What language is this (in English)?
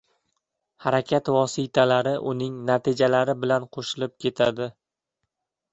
Uzbek